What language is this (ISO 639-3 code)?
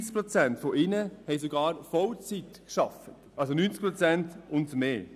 gsw